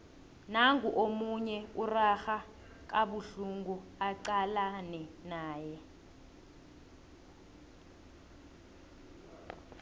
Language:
South Ndebele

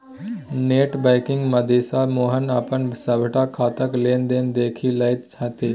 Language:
Maithili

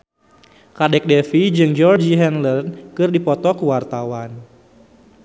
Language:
Sundanese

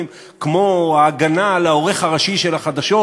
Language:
Hebrew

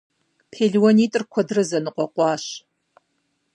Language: Kabardian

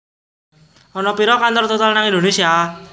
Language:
Javanese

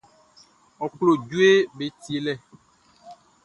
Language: Baoulé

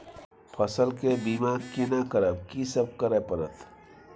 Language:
Maithili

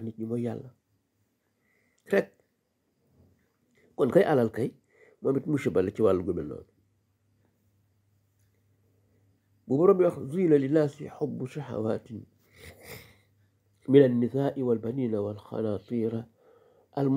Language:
Arabic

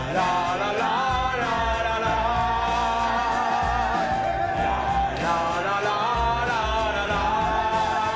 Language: Japanese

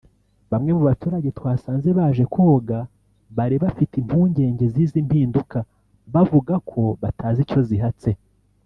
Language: Kinyarwanda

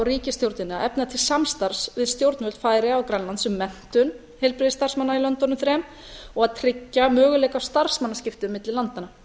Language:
Icelandic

